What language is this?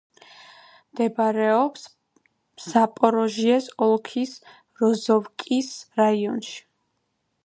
Georgian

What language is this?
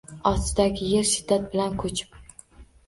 Uzbek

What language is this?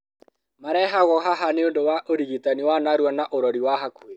Kikuyu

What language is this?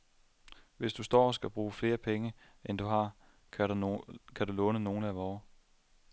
Danish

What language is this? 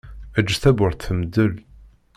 Kabyle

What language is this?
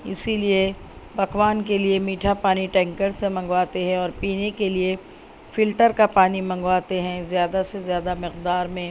Urdu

